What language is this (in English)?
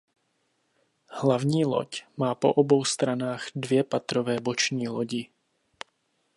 Czech